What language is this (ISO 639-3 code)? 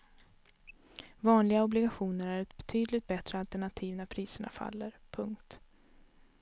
swe